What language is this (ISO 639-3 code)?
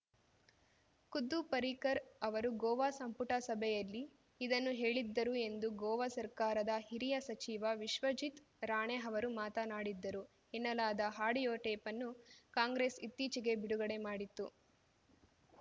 kan